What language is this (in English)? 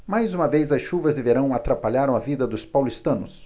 Portuguese